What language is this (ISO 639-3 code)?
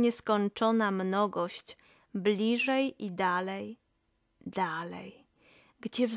pol